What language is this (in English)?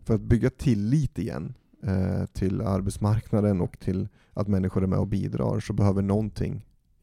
Swedish